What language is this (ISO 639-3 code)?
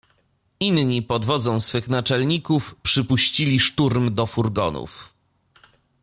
pol